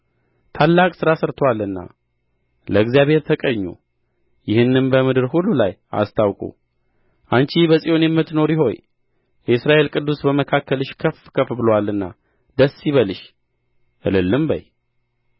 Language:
Amharic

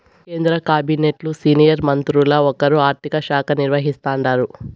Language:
Telugu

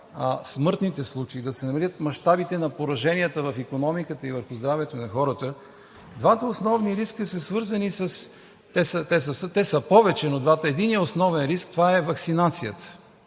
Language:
Bulgarian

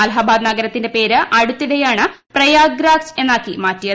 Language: Malayalam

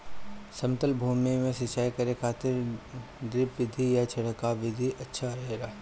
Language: Bhojpuri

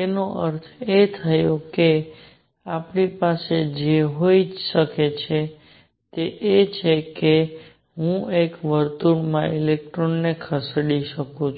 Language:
Gujarati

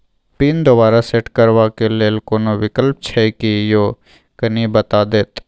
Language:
Maithili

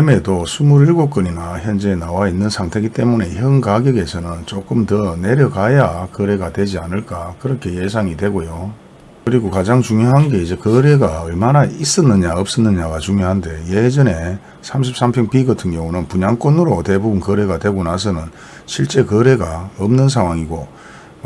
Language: Korean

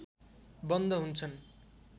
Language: Nepali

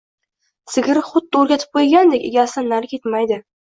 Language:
Uzbek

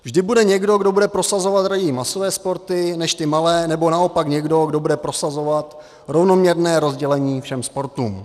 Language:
Czech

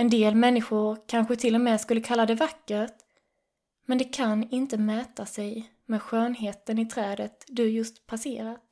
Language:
Swedish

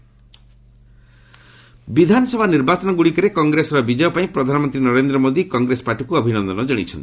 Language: Odia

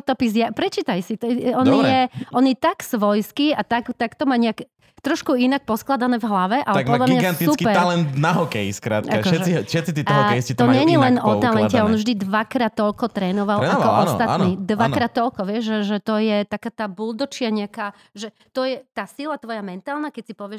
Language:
Slovak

